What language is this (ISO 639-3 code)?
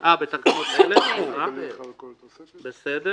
heb